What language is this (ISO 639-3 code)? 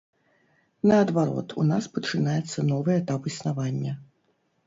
bel